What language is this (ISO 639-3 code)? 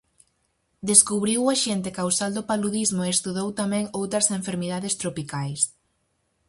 glg